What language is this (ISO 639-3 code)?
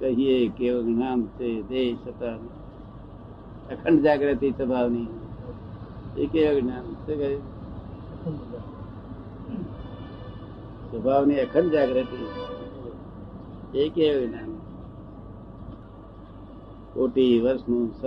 guj